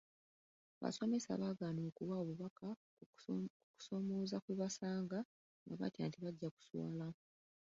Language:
Ganda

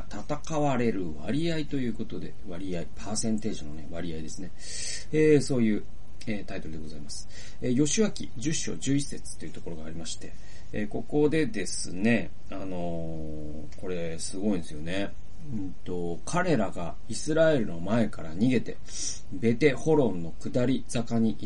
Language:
Japanese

